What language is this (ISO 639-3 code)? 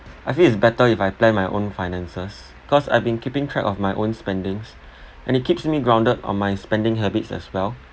eng